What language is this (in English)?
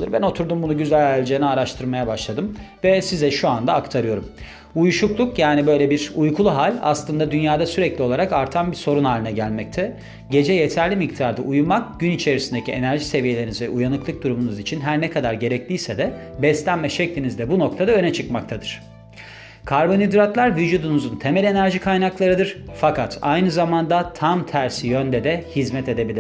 Turkish